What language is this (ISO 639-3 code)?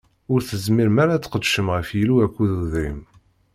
kab